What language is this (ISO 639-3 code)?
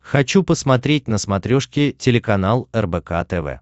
rus